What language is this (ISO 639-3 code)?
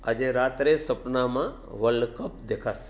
guj